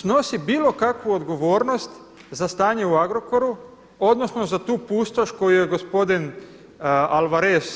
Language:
Croatian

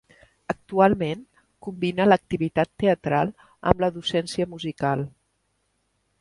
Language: Catalan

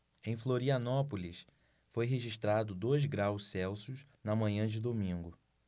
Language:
Portuguese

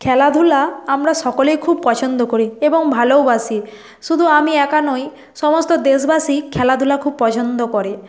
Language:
Bangla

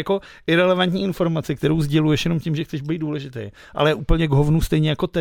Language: Czech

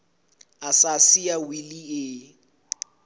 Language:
Southern Sotho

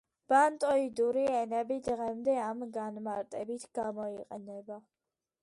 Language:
Georgian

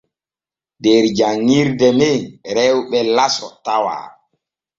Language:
Borgu Fulfulde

